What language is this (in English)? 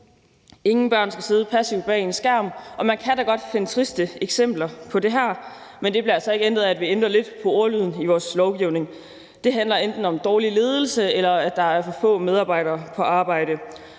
Danish